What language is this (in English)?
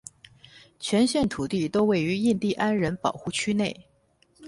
Chinese